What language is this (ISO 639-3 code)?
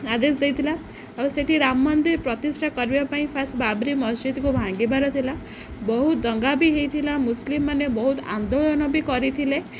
ori